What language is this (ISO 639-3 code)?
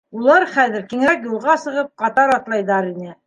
bak